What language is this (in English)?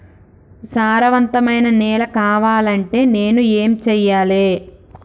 Telugu